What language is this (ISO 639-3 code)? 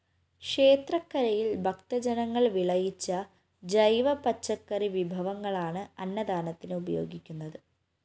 mal